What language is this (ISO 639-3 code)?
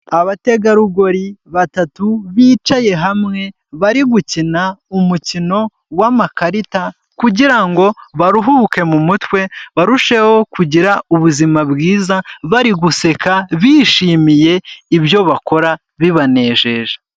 kin